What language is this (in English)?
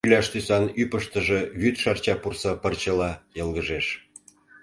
Mari